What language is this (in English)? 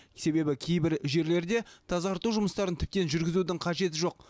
Kazakh